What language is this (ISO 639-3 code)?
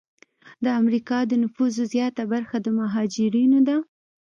pus